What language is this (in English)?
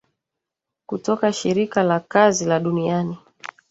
Swahili